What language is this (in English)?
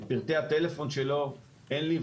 Hebrew